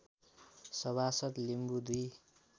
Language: Nepali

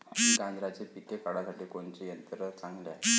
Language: Marathi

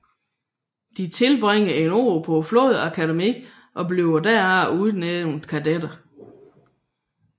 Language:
Danish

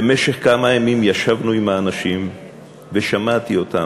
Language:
Hebrew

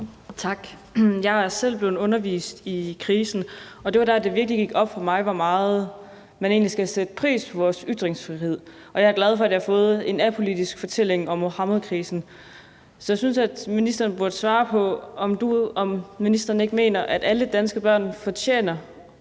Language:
Danish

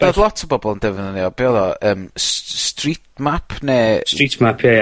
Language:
Welsh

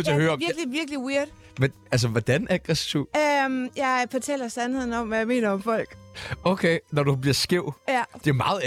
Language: Danish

